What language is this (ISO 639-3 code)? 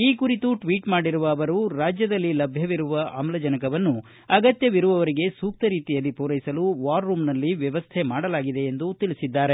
kan